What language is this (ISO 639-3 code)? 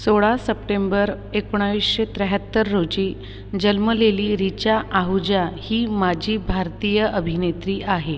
mar